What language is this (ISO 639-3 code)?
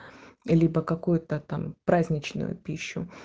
rus